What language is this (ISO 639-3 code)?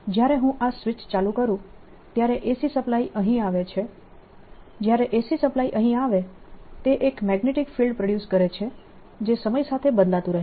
guj